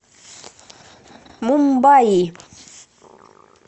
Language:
Russian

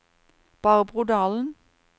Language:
Norwegian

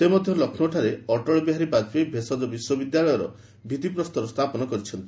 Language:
Odia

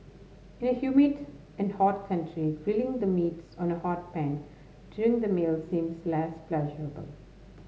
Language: English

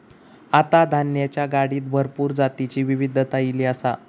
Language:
Marathi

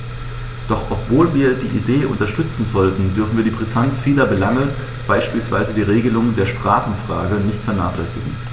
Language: German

